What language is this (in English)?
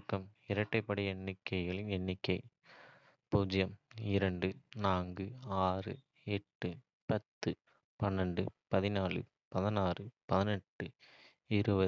Kota (India)